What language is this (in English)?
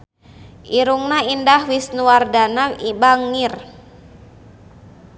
Sundanese